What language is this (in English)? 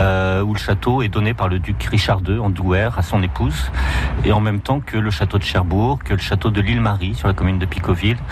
French